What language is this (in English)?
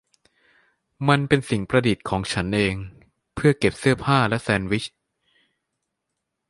Thai